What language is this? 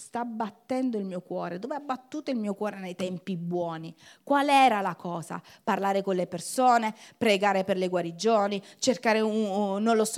Italian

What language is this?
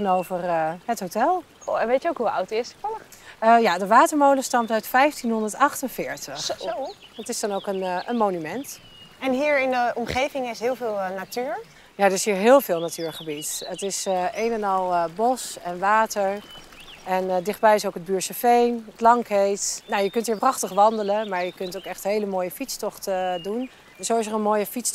Dutch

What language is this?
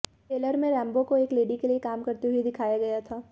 Hindi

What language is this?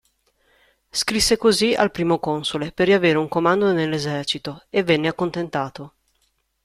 Italian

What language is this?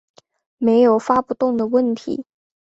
Chinese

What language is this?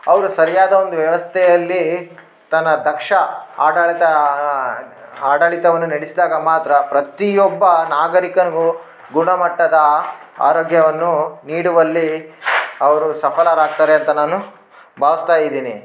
Kannada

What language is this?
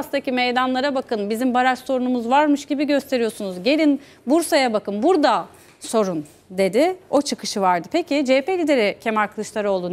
Turkish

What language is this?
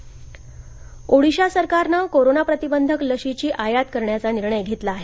Marathi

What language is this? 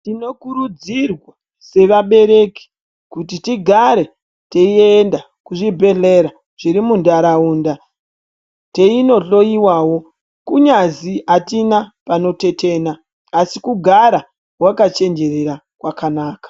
Ndau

